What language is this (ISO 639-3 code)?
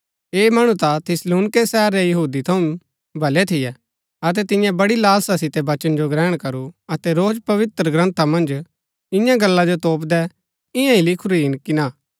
gbk